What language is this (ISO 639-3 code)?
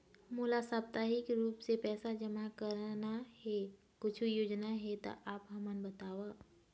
hne